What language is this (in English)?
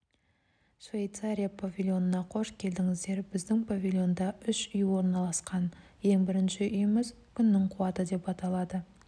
Kazakh